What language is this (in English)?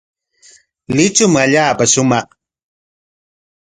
Corongo Ancash Quechua